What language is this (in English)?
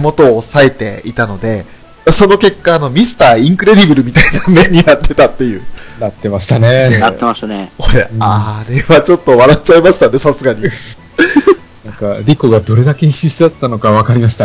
Japanese